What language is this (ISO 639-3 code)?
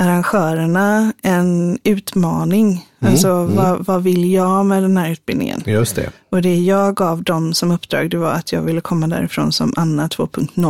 swe